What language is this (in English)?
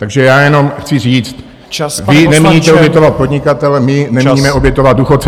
Czech